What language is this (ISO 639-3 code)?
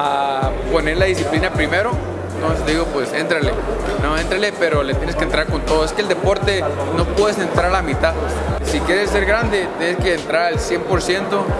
spa